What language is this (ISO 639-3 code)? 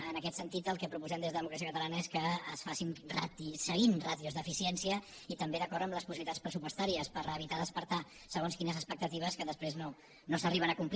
cat